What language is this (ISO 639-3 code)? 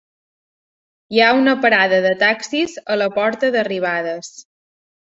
cat